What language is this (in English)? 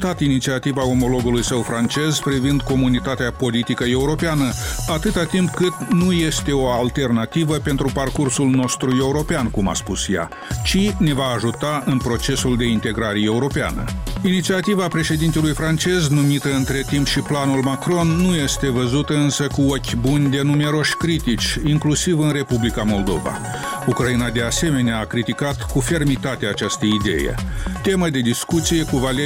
Romanian